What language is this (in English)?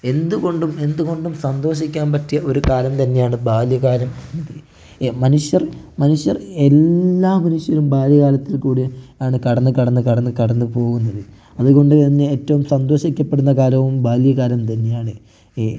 Malayalam